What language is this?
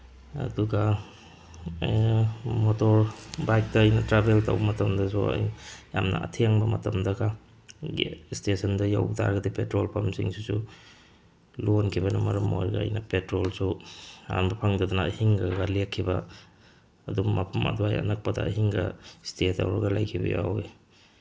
Manipuri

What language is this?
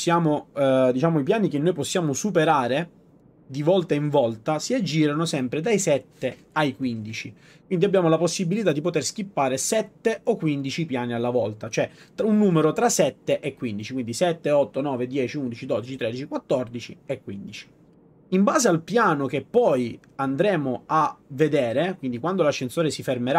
Italian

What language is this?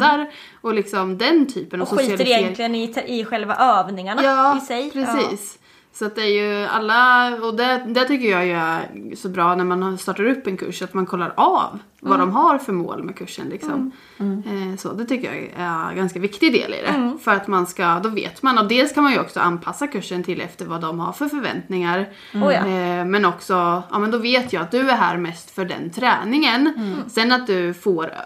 Swedish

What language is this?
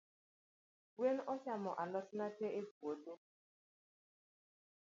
Luo (Kenya and Tanzania)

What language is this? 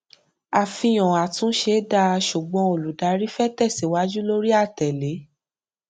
Yoruba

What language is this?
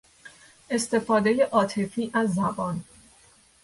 Persian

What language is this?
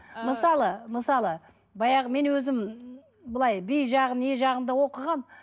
Kazakh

